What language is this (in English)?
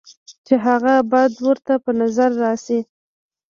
Pashto